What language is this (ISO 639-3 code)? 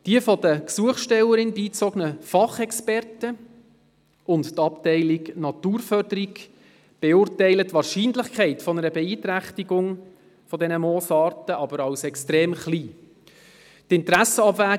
gsw